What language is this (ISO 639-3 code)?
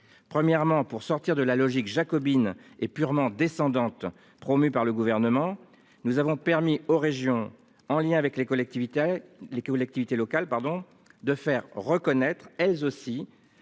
fra